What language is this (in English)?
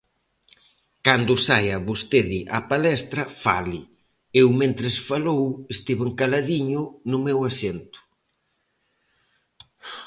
Galician